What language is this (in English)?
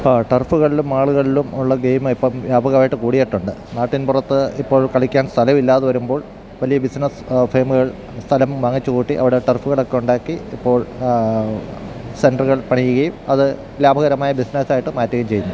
Malayalam